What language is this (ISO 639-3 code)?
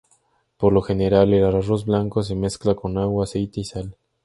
spa